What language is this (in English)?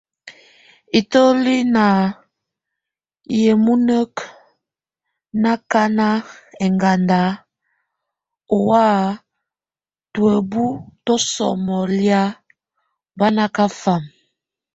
Tunen